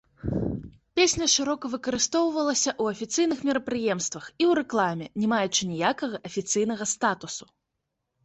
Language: Belarusian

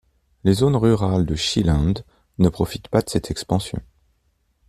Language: French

